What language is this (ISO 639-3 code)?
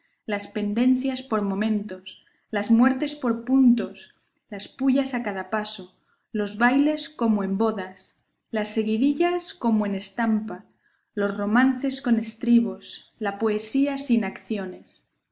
spa